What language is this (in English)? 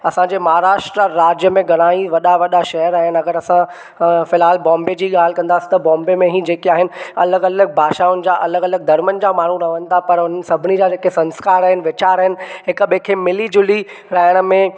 Sindhi